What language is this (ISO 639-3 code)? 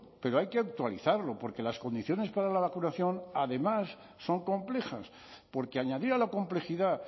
spa